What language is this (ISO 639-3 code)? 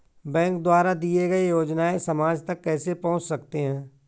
hin